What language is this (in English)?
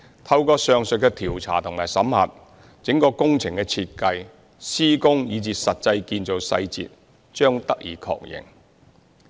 Cantonese